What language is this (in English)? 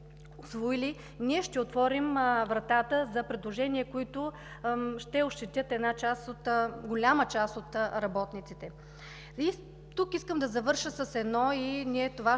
Bulgarian